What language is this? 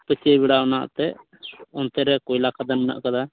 Santali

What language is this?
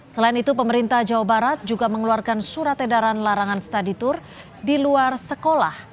Indonesian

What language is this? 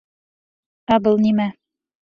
Bashkir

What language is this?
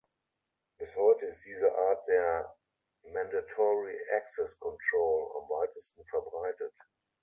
German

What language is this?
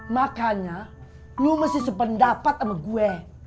Indonesian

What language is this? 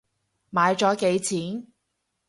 Cantonese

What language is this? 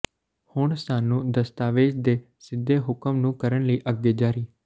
Punjabi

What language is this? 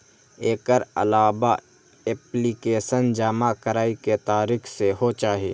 Maithili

